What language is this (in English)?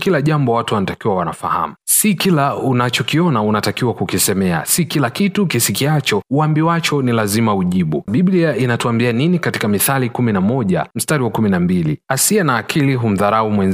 Swahili